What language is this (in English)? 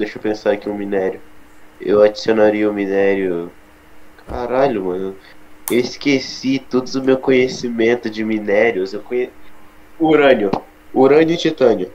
Portuguese